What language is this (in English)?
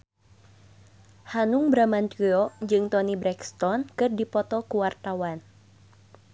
Sundanese